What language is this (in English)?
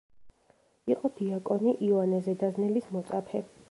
Georgian